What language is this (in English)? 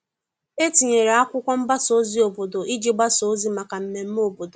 Igbo